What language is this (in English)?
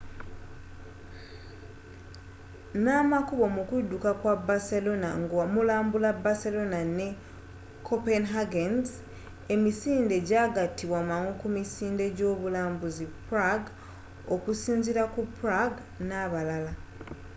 Ganda